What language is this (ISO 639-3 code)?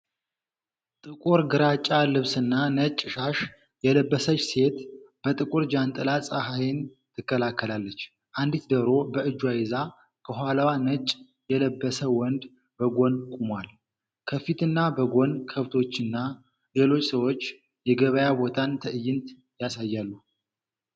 amh